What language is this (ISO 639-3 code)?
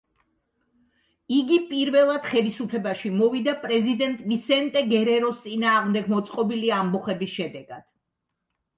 kat